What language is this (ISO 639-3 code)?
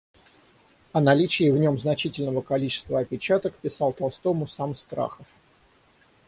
rus